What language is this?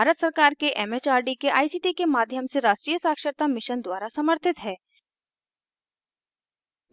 Hindi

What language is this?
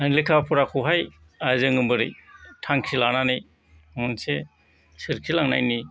Bodo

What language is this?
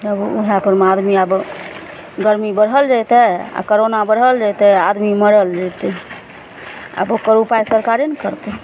Maithili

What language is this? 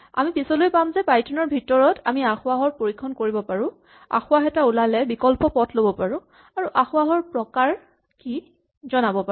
Assamese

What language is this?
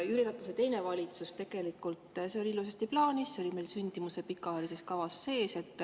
Estonian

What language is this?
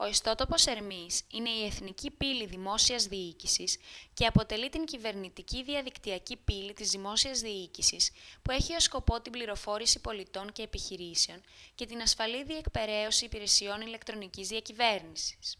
Greek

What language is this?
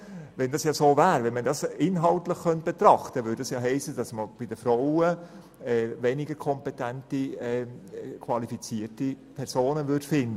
Swiss German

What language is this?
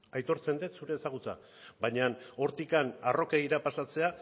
Basque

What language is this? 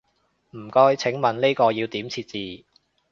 Cantonese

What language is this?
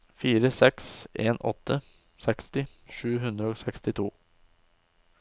Norwegian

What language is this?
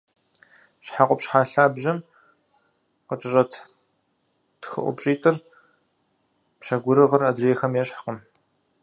Kabardian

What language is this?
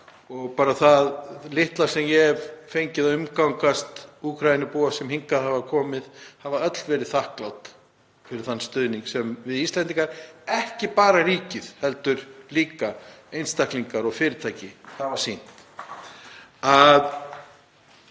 Icelandic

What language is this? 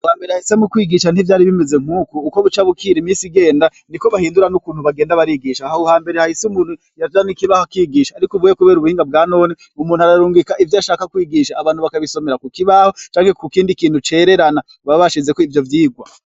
Rundi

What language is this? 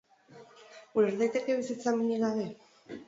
Basque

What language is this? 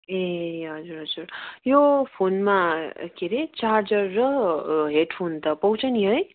Nepali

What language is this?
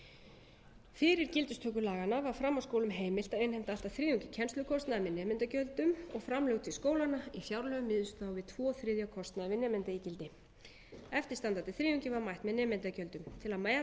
Icelandic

